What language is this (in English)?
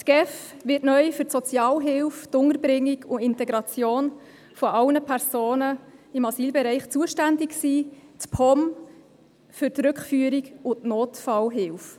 Swiss German